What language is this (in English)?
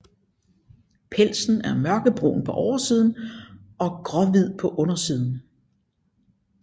Danish